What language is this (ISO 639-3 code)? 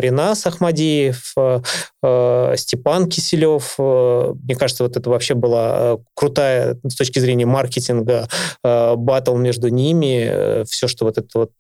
rus